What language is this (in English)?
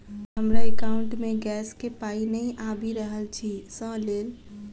Maithili